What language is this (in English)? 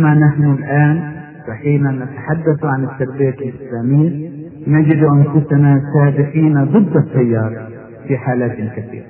Arabic